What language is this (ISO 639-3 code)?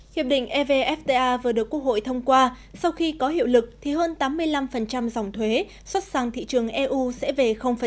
vie